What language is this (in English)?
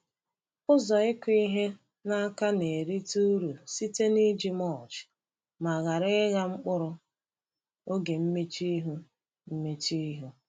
Igbo